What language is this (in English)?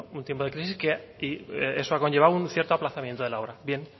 Spanish